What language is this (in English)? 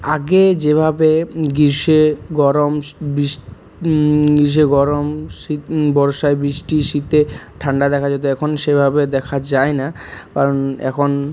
Bangla